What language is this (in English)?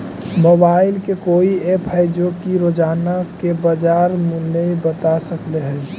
Magahi